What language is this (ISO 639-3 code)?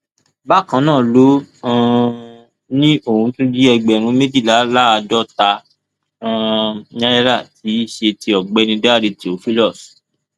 yor